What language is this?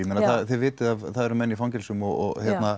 Icelandic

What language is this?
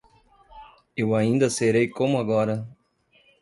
Portuguese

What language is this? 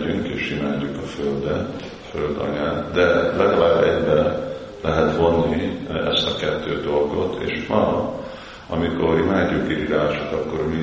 Hungarian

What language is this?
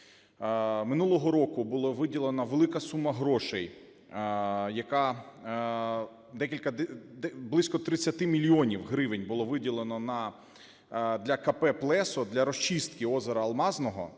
Ukrainian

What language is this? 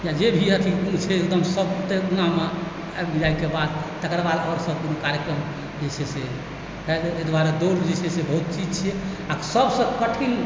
Maithili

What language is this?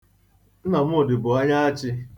Igbo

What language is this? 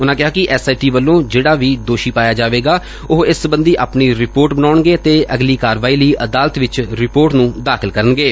Punjabi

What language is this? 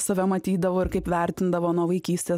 Lithuanian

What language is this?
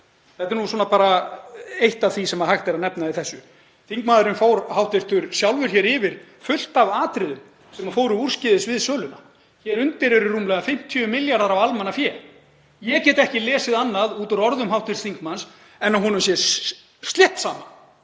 Icelandic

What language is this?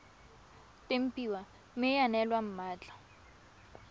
Tswana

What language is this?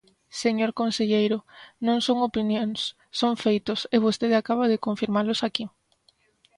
Galician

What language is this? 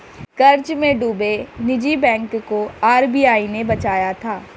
Hindi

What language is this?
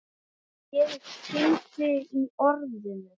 Icelandic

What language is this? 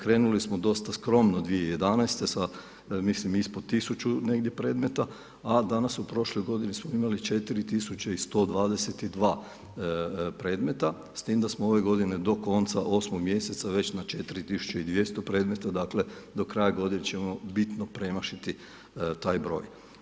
Croatian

